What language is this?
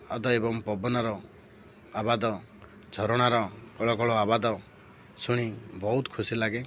Odia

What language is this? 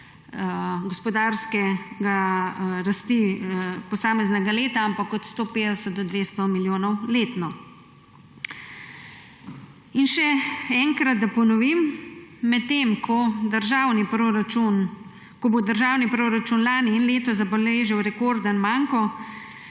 Slovenian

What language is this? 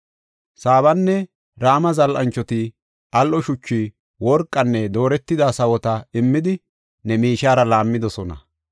Gofa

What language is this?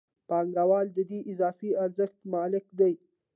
Pashto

